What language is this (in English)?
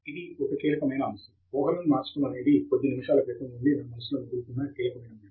Telugu